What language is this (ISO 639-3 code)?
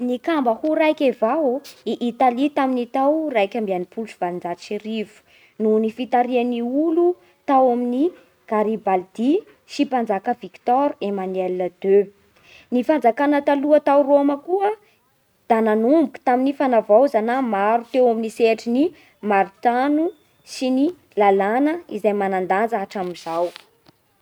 bhr